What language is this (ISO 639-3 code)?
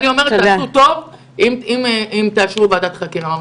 heb